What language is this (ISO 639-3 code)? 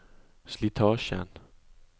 nor